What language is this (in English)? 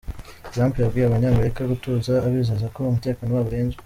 Kinyarwanda